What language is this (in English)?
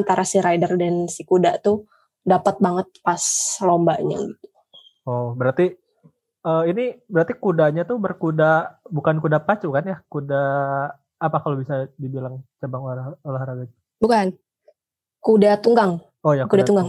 Indonesian